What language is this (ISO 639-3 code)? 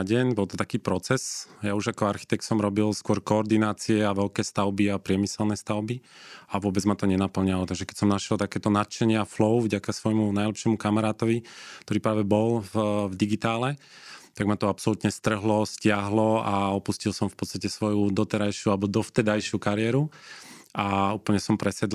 slk